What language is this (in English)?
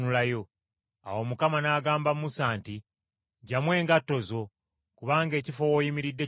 Ganda